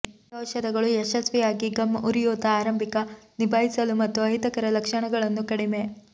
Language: Kannada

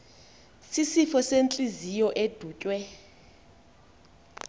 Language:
Xhosa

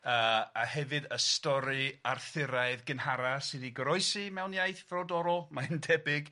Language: Welsh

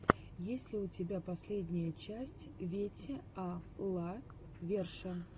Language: Russian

